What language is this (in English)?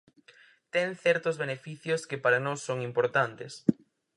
Galician